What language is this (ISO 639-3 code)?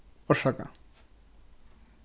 fao